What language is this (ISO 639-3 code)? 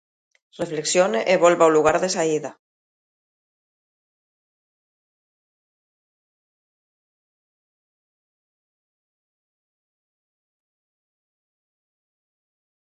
glg